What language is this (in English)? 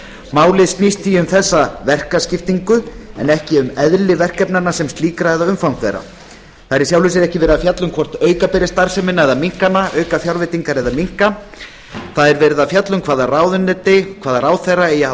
Icelandic